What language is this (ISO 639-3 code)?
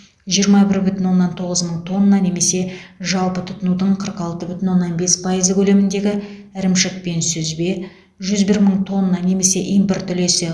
kaz